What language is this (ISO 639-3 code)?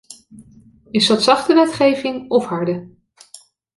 nld